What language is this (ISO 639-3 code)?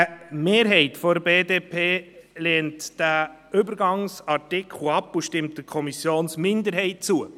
gsw